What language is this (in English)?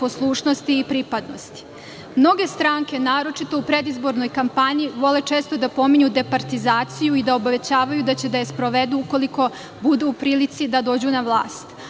Serbian